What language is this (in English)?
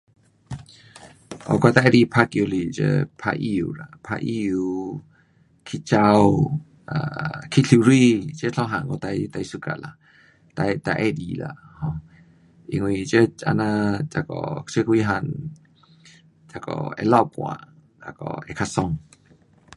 Pu-Xian Chinese